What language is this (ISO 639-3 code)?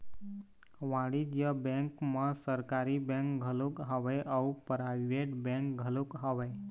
hne